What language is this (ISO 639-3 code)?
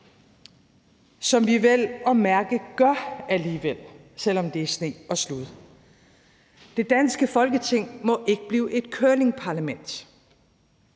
dan